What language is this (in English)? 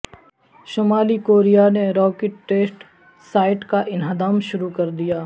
Urdu